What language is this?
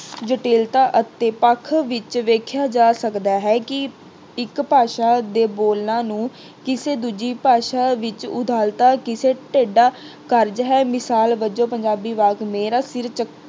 Punjabi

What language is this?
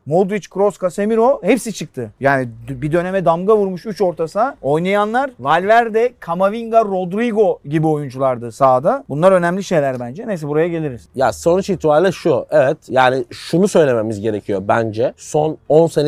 Turkish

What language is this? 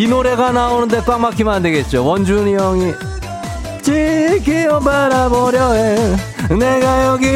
Korean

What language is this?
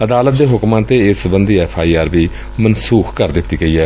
Punjabi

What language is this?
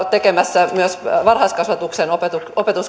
Finnish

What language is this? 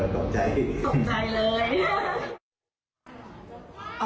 Thai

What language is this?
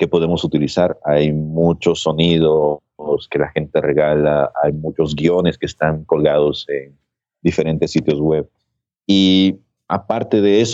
Spanish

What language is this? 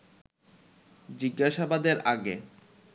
Bangla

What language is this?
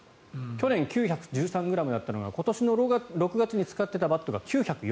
Japanese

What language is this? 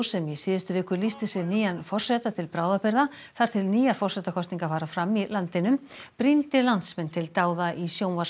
Icelandic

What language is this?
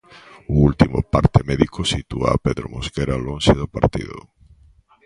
Galician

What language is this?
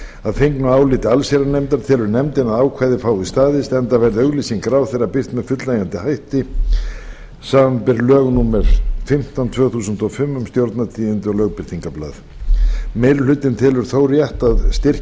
Icelandic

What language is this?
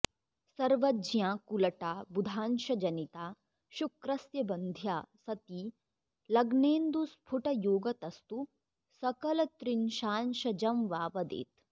Sanskrit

